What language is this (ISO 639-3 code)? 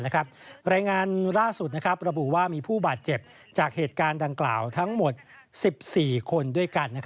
tha